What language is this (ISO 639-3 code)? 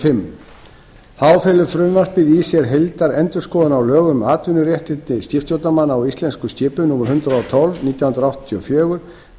isl